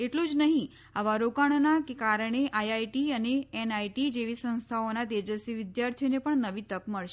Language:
Gujarati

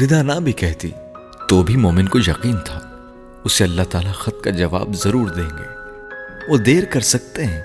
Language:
Urdu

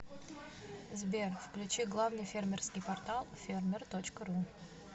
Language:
Russian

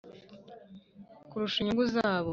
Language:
Kinyarwanda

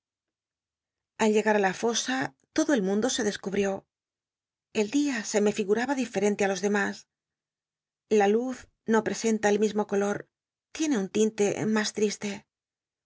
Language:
Spanish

